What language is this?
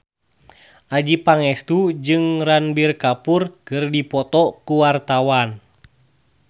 Sundanese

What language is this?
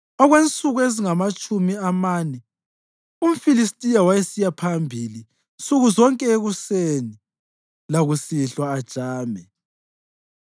North Ndebele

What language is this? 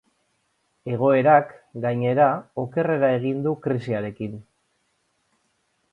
Basque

